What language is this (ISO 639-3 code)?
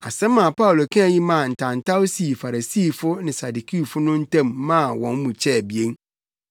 aka